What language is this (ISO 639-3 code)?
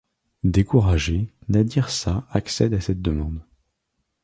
fra